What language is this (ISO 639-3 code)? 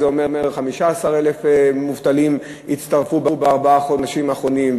heb